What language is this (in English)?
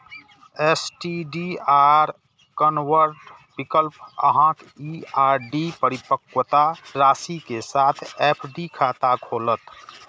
Maithili